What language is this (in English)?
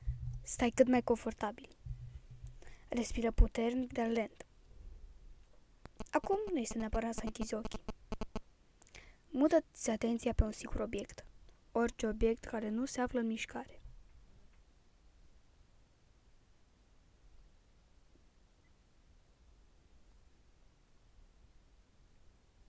Romanian